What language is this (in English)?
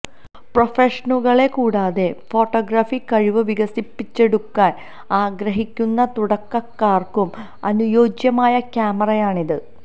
Malayalam